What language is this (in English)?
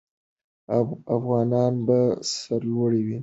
Pashto